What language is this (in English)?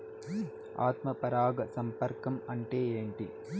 Telugu